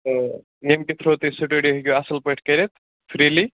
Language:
Kashmiri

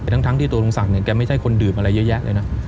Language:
Thai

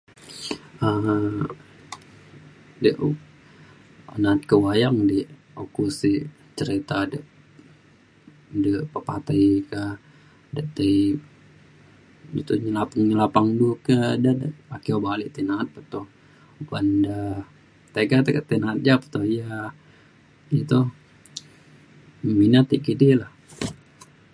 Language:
Mainstream Kenyah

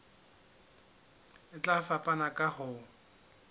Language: Southern Sotho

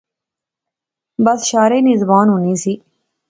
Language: Pahari-Potwari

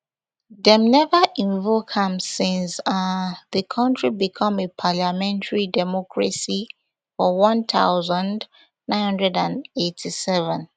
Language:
Nigerian Pidgin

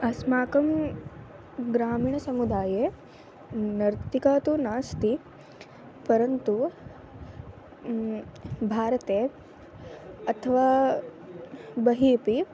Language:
Sanskrit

